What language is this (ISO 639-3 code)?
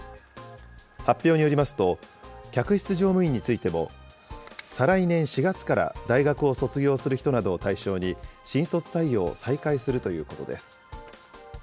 jpn